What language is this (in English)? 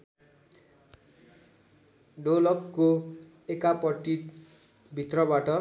Nepali